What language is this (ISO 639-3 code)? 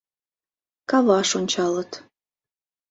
chm